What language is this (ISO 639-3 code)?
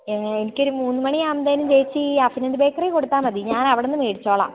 mal